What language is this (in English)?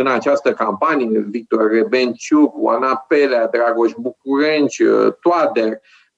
Romanian